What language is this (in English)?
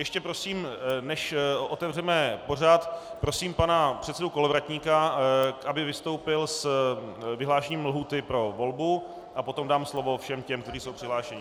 Czech